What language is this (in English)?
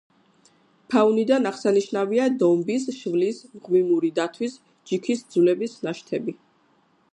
Georgian